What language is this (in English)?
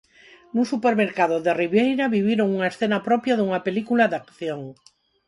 Galician